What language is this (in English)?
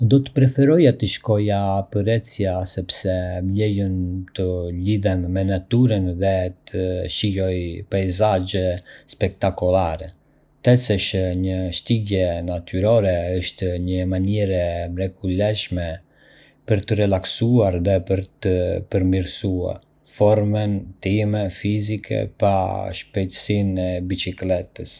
Arbëreshë Albanian